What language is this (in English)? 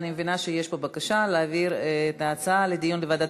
Hebrew